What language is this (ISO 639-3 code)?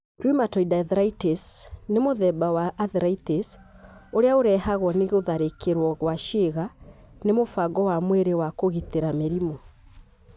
kik